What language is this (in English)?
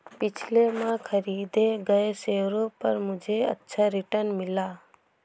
Hindi